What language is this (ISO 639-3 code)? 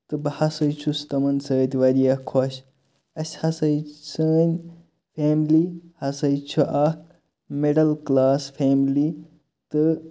kas